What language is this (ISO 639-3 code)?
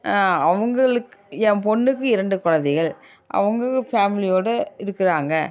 tam